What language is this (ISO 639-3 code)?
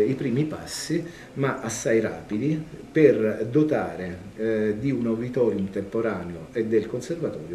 ita